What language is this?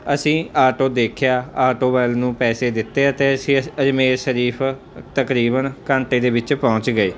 Punjabi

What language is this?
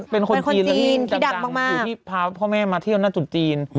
Thai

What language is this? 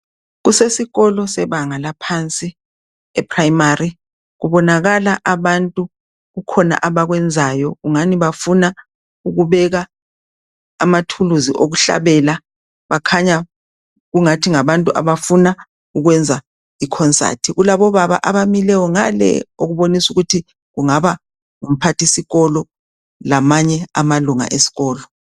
North Ndebele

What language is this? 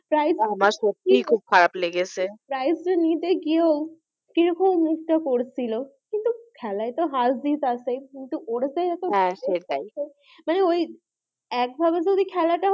Bangla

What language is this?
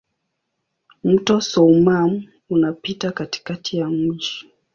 Swahili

